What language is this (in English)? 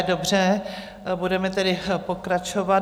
Czech